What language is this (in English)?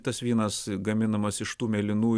Lithuanian